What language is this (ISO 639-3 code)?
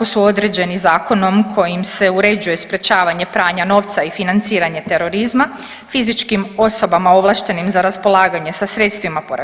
hrv